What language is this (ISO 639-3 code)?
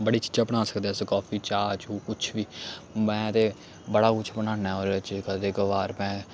doi